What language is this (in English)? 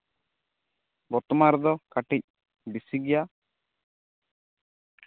Santali